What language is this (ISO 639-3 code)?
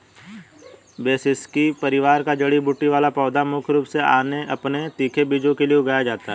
hin